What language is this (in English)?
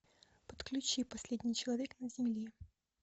Russian